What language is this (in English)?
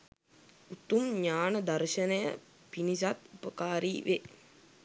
Sinhala